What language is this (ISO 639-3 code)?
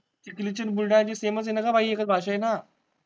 mar